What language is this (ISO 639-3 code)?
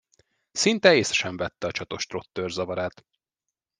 hun